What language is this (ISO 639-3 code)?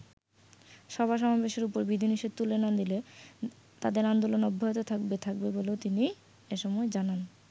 ben